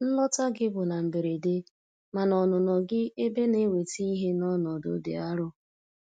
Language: Igbo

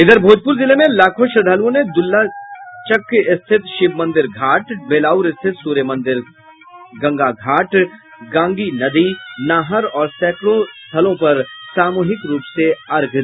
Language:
Hindi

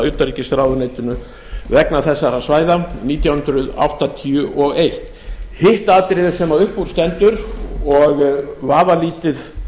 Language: Icelandic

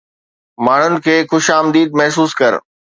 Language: Sindhi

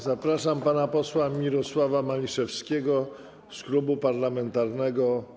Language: Polish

